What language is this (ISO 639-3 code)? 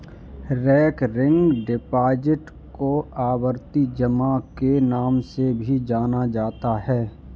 hin